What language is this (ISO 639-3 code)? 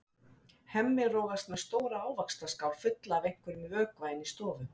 isl